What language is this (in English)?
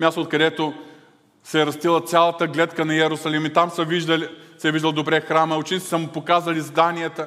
Bulgarian